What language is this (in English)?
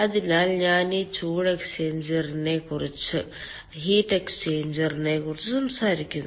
Malayalam